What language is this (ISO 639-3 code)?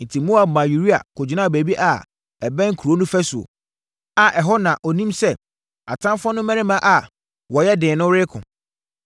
aka